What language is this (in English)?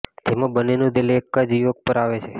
Gujarati